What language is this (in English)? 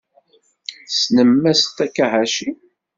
Kabyle